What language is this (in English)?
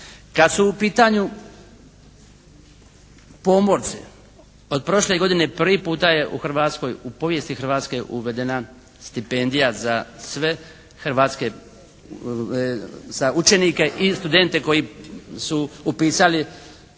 Croatian